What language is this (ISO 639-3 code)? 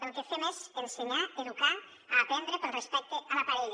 cat